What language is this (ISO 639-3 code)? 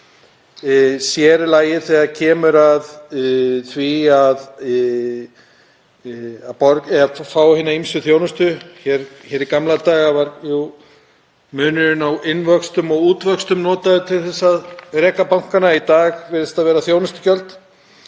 isl